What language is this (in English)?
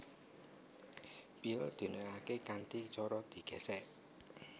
Javanese